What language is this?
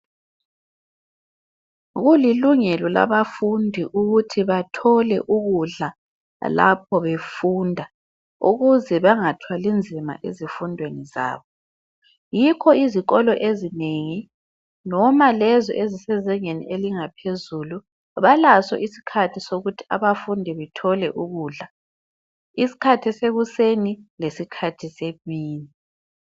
North Ndebele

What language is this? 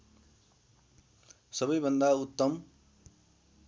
Nepali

